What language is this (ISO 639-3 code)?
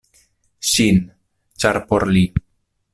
epo